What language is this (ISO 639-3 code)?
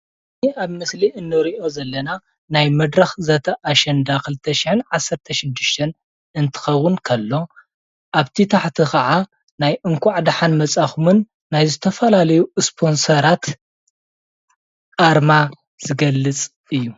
tir